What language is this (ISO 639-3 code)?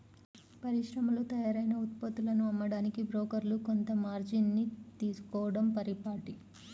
tel